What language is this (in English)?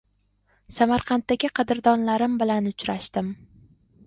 Uzbek